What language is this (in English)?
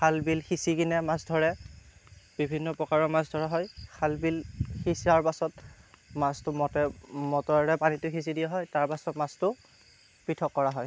Assamese